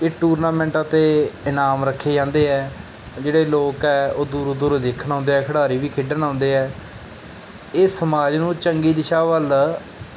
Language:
Punjabi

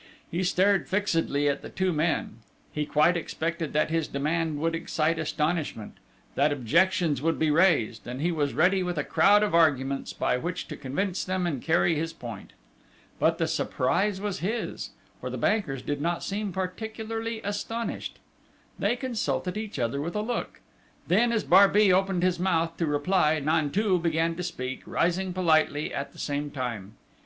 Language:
English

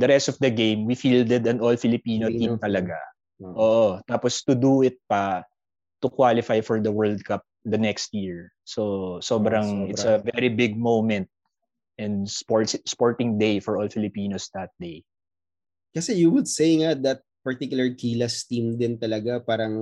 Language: Filipino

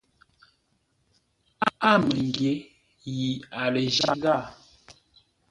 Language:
Ngombale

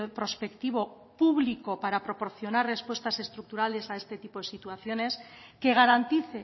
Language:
Spanish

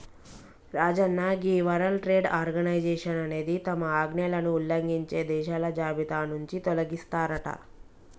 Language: Telugu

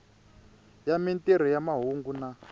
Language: Tsonga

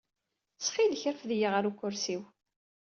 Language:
Kabyle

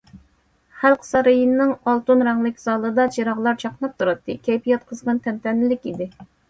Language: Uyghur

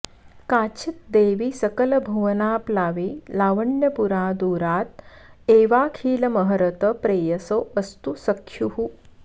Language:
Sanskrit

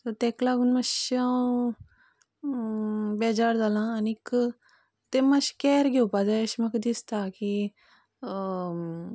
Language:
Konkani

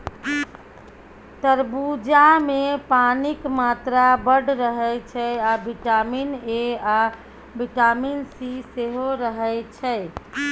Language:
Maithili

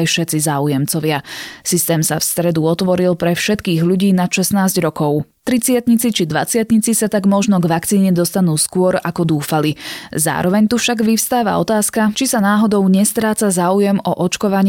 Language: Slovak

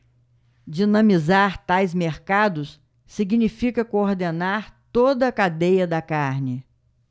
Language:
Portuguese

